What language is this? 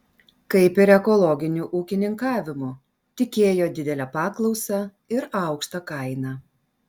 Lithuanian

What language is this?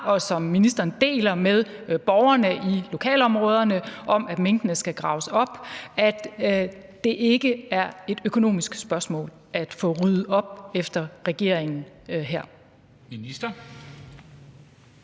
Danish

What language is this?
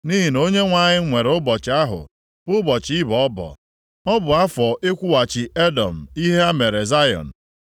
Igbo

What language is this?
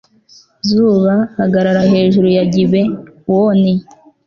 Kinyarwanda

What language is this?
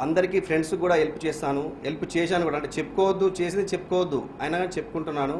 Hindi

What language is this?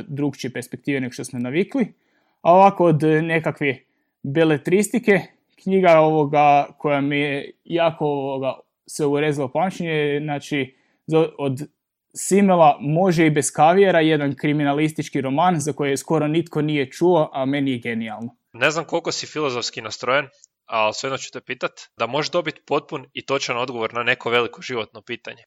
Croatian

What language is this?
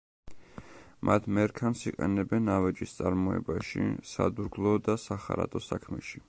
Georgian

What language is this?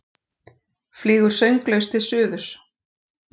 Icelandic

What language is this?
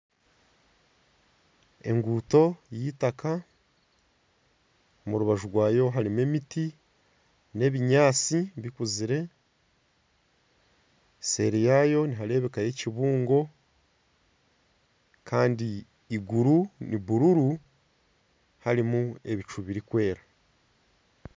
Nyankole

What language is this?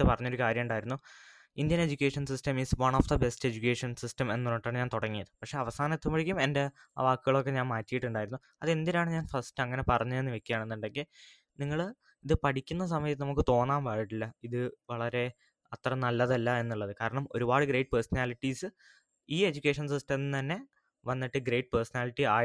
Malayalam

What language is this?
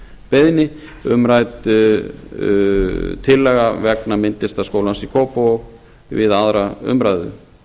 Icelandic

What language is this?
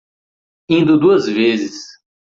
Portuguese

